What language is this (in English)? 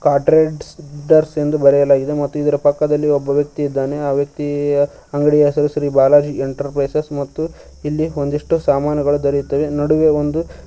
Kannada